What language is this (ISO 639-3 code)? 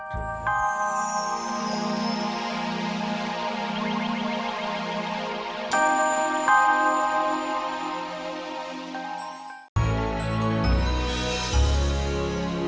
ind